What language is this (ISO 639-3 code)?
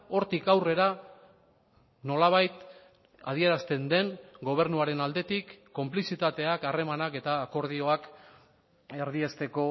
eus